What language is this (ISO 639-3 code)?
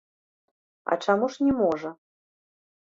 bel